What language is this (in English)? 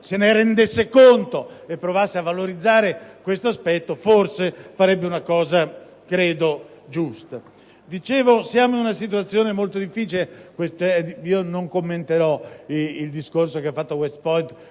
Italian